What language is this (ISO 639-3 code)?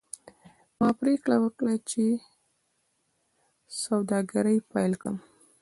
pus